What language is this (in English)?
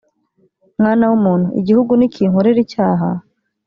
Kinyarwanda